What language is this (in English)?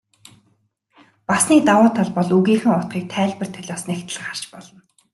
Mongolian